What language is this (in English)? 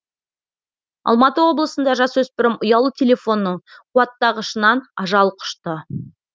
Kazakh